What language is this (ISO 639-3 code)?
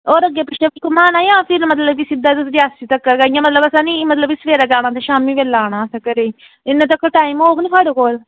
doi